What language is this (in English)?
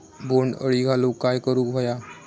Marathi